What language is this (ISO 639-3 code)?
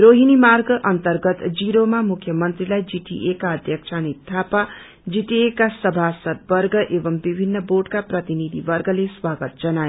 nep